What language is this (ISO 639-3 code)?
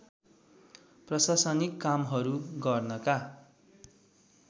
nep